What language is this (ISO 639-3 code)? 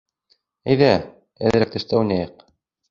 bak